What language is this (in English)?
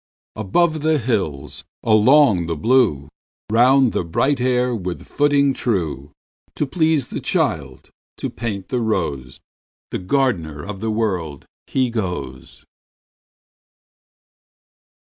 English